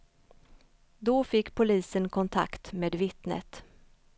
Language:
Swedish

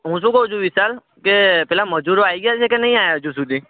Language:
Gujarati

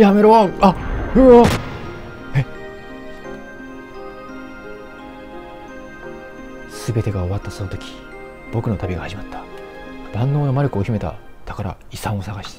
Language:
Japanese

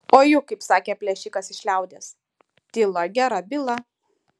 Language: Lithuanian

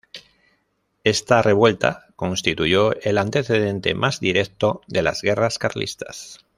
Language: Spanish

